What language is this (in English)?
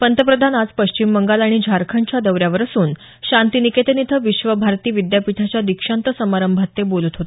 Marathi